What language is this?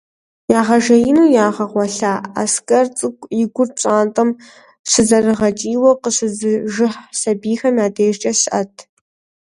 Kabardian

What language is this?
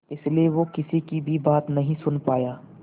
Hindi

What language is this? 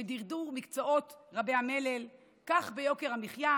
Hebrew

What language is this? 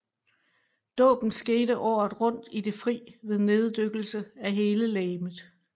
Danish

